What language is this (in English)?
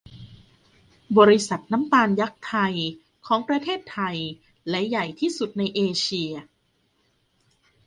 Thai